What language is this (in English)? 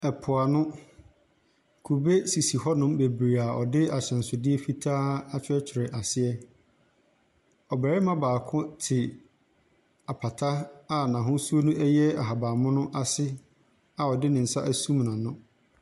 Akan